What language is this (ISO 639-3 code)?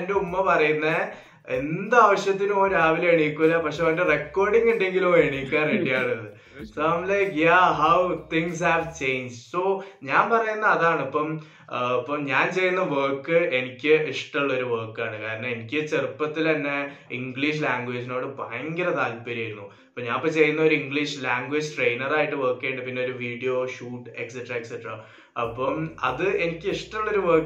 mal